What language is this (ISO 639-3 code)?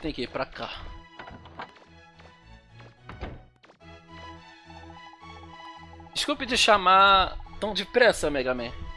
por